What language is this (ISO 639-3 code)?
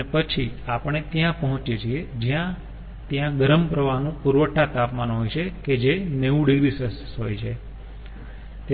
guj